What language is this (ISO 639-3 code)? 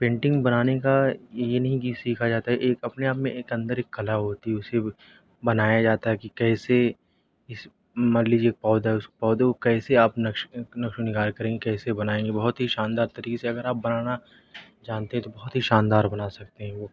urd